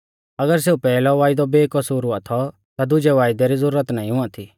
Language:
Mahasu Pahari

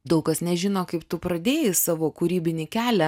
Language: Lithuanian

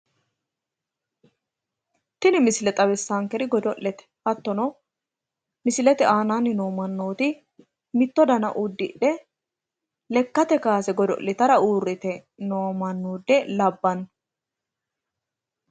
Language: Sidamo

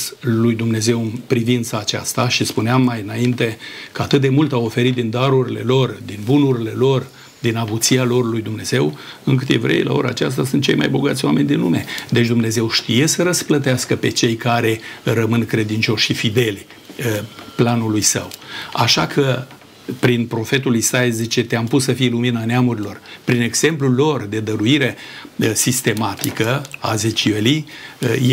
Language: Romanian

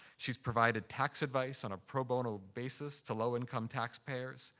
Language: English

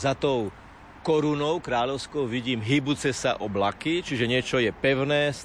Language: Slovak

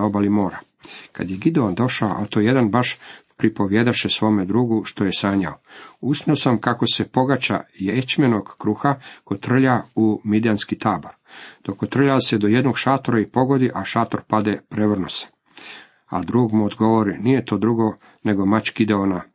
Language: Croatian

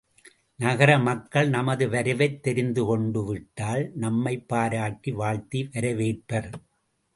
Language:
Tamil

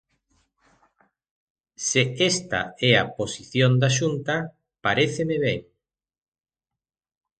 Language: Galician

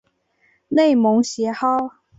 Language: Chinese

